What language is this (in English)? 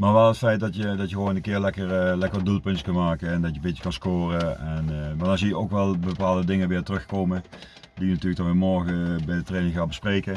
Dutch